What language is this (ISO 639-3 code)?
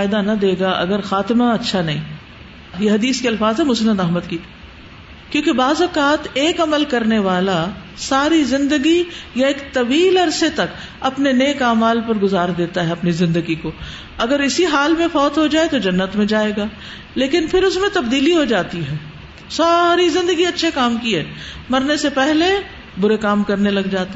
urd